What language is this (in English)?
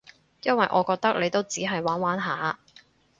Cantonese